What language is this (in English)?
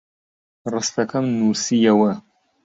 Central Kurdish